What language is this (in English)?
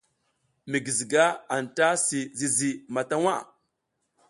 South Giziga